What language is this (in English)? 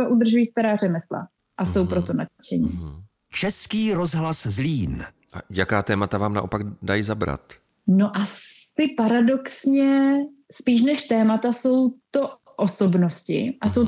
Czech